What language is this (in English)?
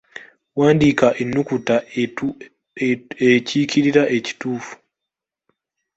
Ganda